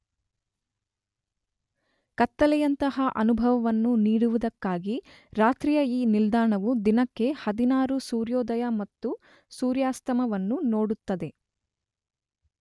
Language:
Kannada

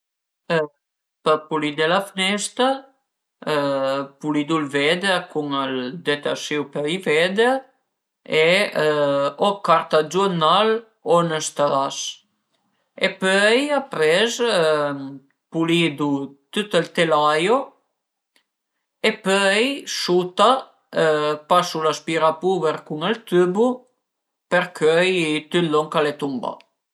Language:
Piedmontese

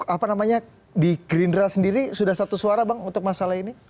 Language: Indonesian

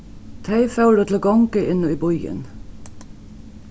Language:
Faroese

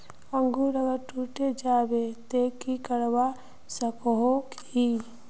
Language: Magahi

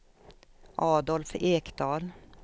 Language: Swedish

